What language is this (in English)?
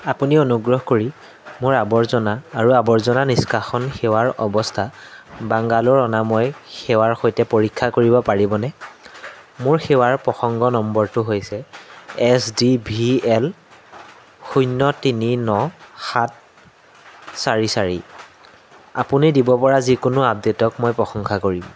Assamese